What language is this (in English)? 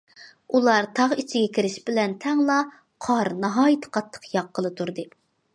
Uyghur